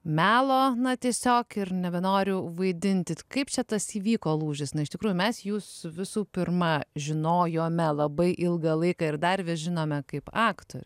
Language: Lithuanian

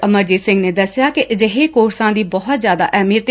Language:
Punjabi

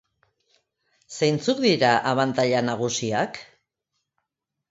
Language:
Basque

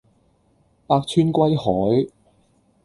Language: Cantonese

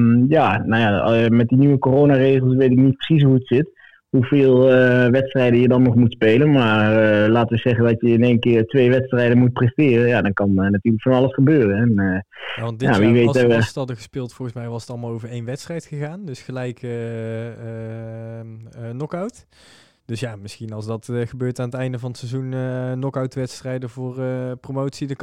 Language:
Dutch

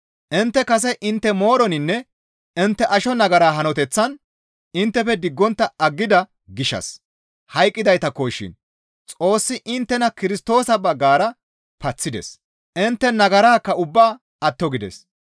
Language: Gamo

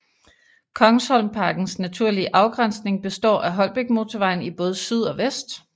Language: Danish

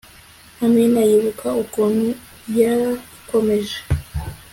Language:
Kinyarwanda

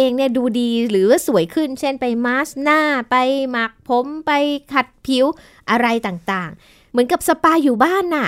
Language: Thai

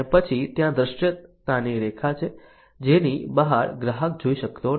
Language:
Gujarati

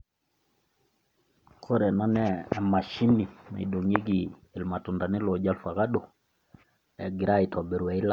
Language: Masai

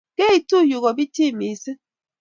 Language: Kalenjin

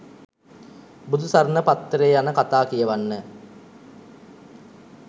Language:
Sinhala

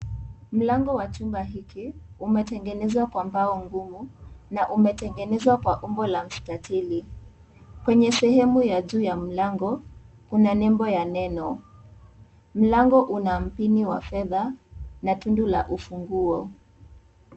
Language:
Swahili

